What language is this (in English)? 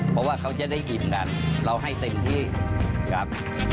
Thai